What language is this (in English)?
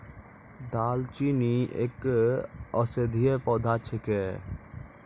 Maithili